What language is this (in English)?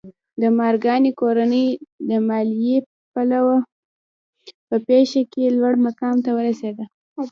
Pashto